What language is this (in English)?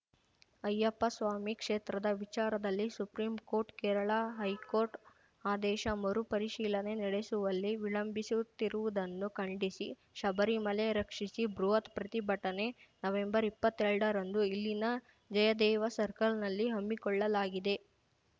Kannada